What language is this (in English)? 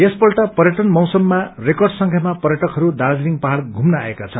Nepali